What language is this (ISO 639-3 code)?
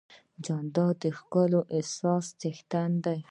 pus